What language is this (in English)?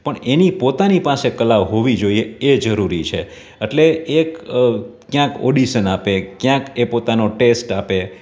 Gujarati